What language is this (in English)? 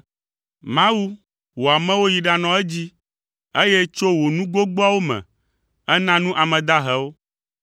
Ewe